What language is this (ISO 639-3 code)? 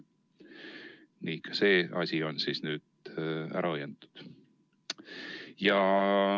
est